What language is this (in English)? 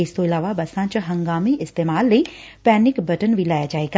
Punjabi